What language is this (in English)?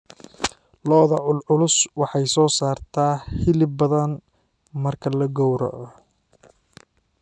Somali